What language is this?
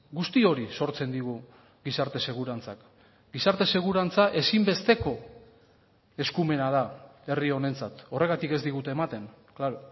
Basque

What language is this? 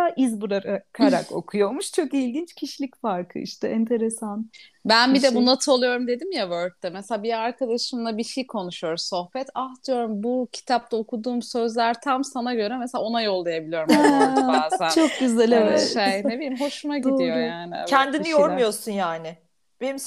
Turkish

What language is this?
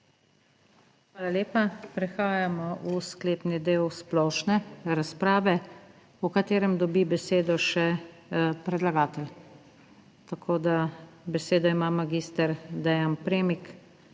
Slovenian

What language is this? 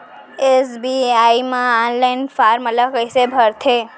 Chhattisgarhi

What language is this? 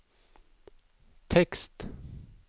Norwegian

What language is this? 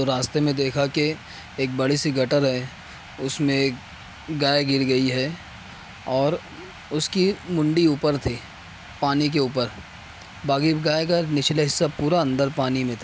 Urdu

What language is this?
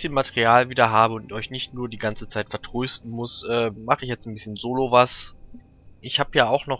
German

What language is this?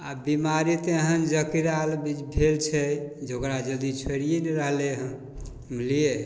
Maithili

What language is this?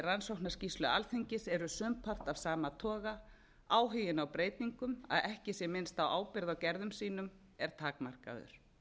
Icelandic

